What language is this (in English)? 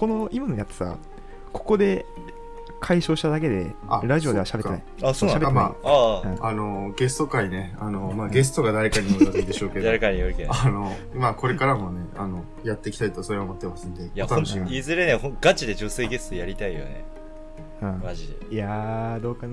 Japanese